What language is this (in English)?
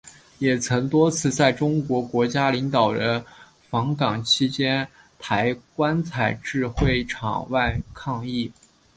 Chinese